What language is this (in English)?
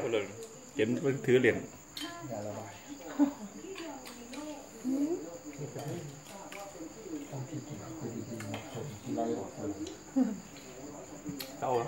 Thai